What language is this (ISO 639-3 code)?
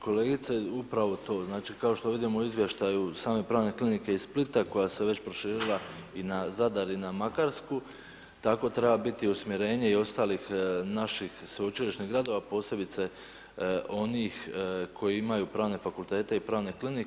hrv